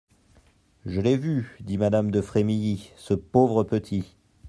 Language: French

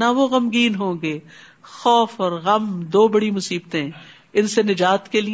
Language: Urdu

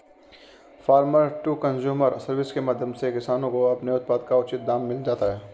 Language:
Hindi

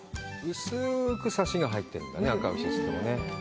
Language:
Japanese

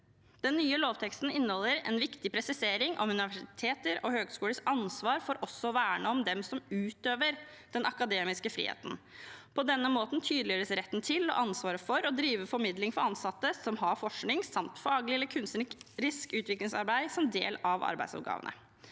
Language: Norwegian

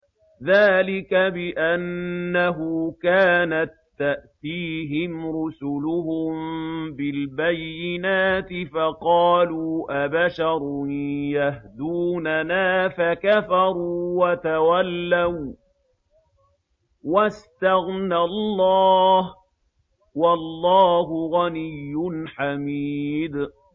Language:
Arabic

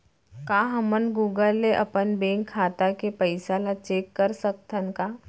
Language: Chhattisgarhi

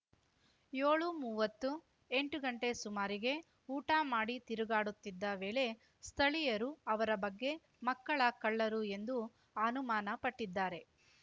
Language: Kannada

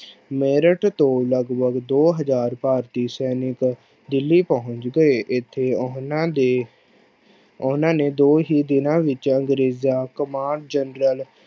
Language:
Punjabi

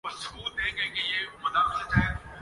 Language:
Urdu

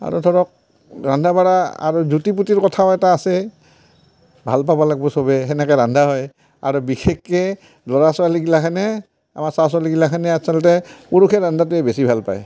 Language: Assamese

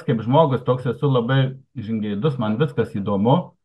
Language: Lithuanian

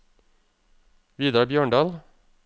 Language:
Norwegian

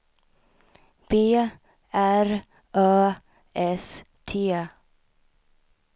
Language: Swedish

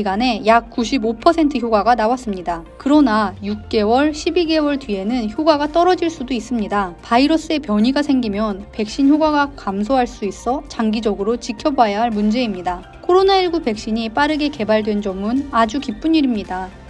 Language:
Korean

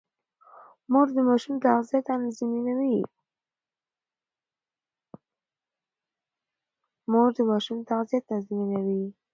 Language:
Pashto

